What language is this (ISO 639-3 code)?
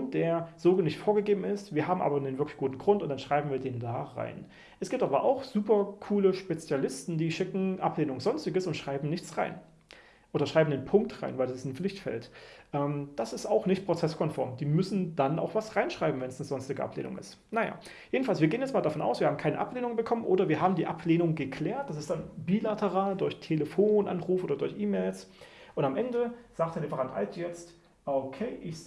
deu